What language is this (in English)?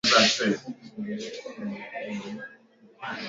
Swahili